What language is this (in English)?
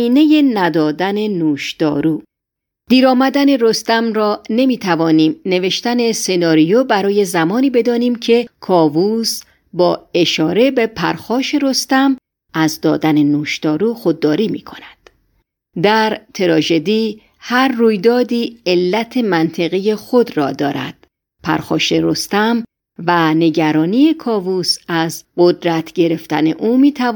Persian